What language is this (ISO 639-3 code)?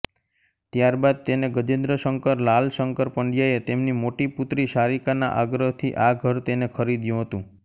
guj